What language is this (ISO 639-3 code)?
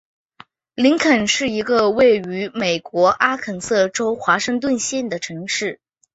zho